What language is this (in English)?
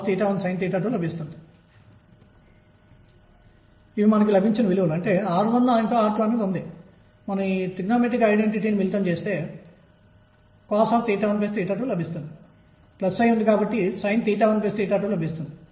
Telugu